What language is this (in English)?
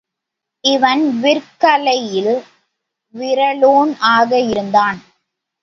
Tamil